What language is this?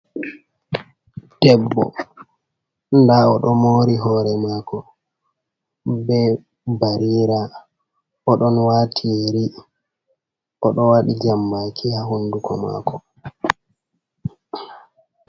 Fula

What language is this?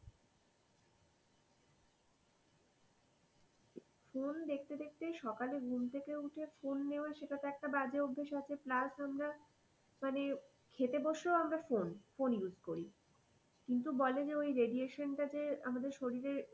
Bangla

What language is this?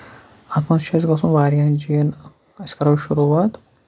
Kashmiri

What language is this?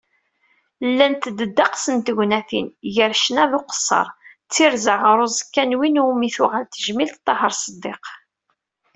Kabyle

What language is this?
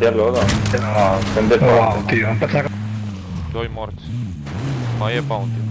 Romanian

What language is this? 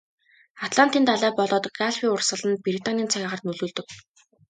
Mongolian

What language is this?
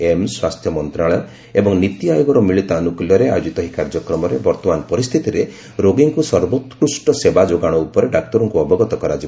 Odia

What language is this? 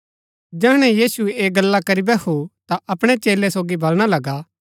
Gaddi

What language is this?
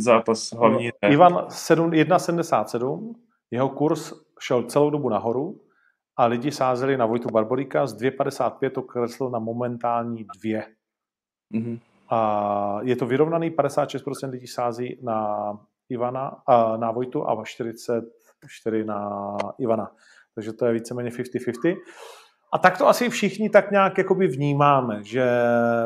Czech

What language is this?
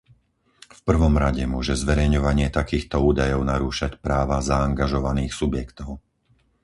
Slovak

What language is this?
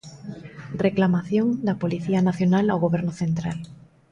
Galician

